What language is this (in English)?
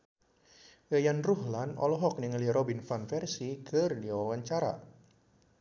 Sundanese